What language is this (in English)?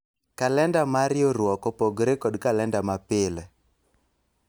Luo (Kenya and Tanzania)